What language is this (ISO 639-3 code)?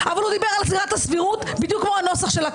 heb